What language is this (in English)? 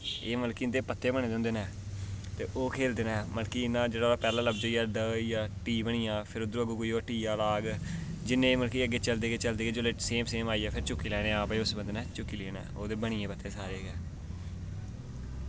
Dogri